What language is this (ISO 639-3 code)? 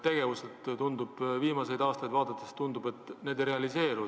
est